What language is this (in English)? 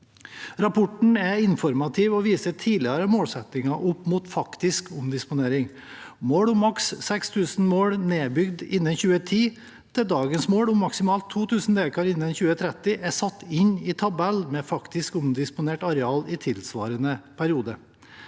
Norwegian